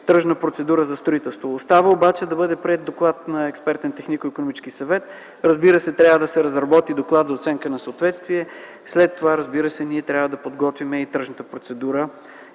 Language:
Bulgarian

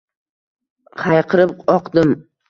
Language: Uzbek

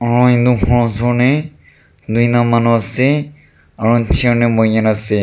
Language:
Naga Pidgin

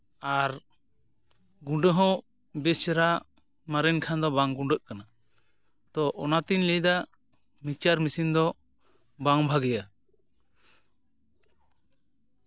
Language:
Santali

